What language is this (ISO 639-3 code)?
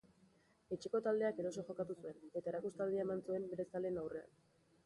eus